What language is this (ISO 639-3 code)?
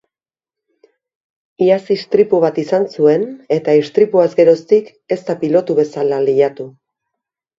eus